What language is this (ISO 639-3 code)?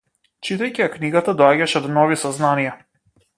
mkd